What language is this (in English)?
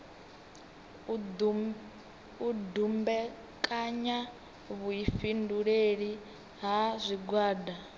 Venda